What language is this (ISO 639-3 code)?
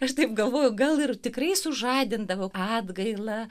lit